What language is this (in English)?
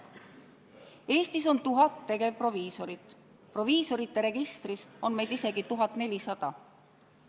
Estonian